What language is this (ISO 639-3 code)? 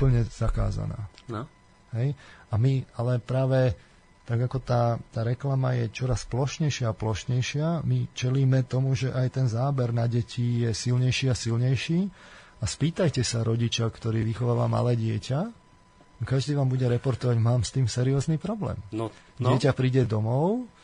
slk